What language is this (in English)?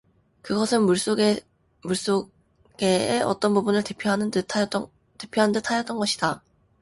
Korean